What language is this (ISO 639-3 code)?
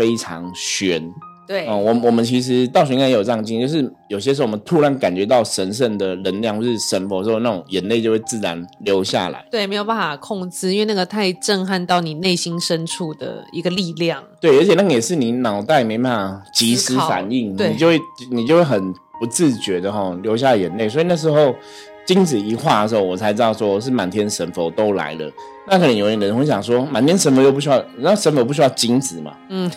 zho